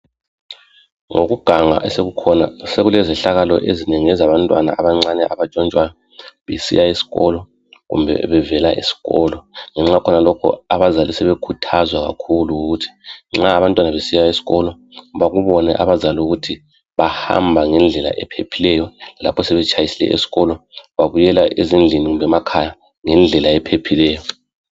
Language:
North Ndebele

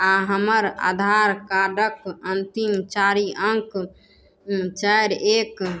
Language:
Maithili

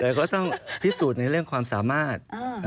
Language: Thai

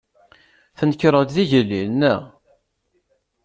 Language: Kabyle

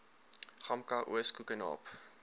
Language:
Afrikaans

